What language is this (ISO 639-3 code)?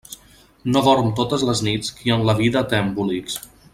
cat